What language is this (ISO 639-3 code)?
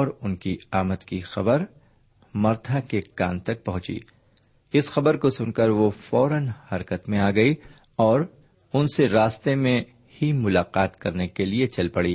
urd